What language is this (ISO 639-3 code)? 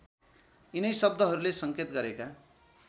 nep